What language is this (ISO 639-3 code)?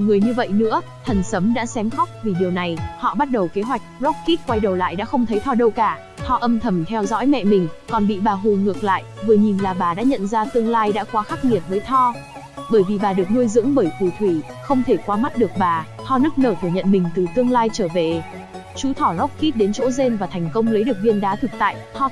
vie